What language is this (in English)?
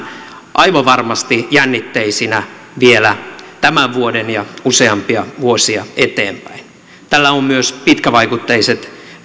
Finnish